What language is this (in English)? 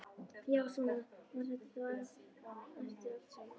Icelandic